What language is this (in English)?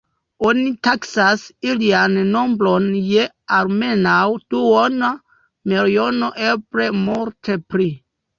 Esperanto